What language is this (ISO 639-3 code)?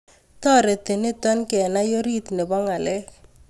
kln